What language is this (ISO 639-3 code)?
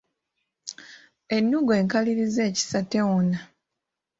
lug